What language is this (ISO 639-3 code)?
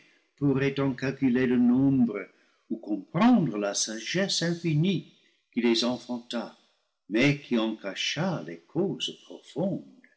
fra